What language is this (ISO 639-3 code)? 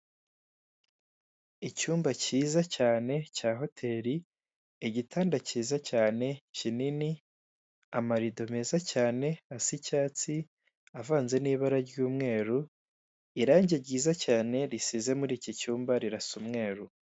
kin